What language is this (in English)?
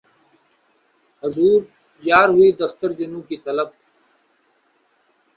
Urdu